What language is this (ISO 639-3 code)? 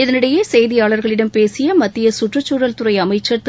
tam